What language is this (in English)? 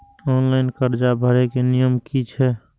Maithili